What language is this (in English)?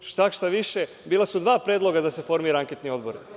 Serbian